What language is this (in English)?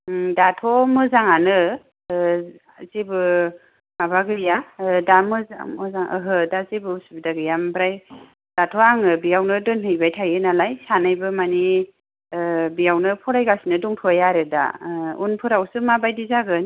Bodo